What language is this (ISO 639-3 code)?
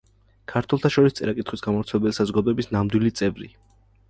kat